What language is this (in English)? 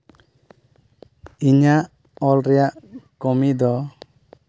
Santali